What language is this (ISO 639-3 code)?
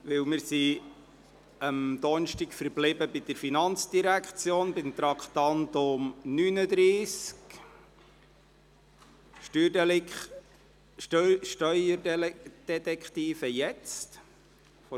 gsw